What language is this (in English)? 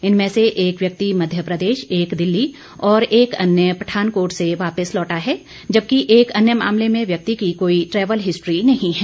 Hindi